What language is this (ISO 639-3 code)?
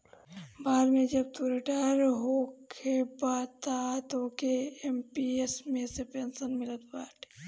bho